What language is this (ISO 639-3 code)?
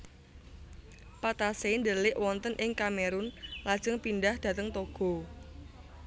jav